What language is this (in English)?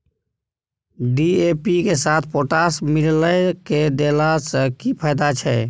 Maithili